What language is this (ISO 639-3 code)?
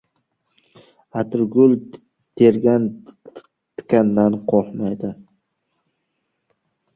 uzb